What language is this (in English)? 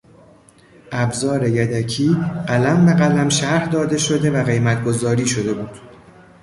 Persian